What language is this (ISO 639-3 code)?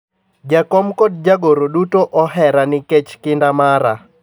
luo